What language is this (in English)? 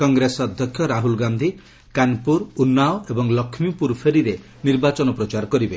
Odia